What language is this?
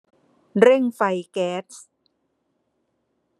Thai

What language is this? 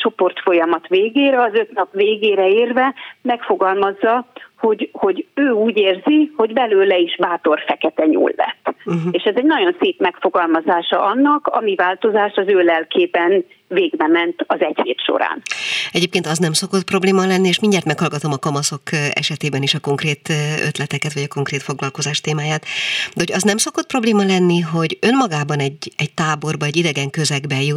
Hungarian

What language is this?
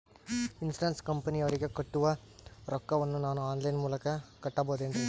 Kannada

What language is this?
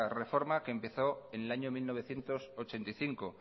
Spanish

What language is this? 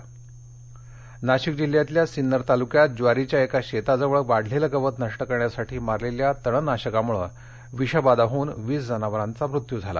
Marathi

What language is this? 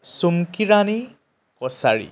Assamese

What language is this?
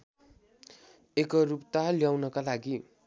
Nepali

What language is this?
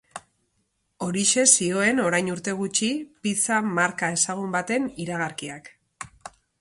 Basque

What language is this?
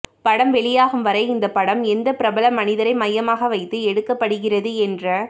Tamil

